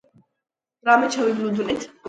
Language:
Georgian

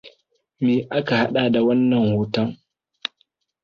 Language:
Hausa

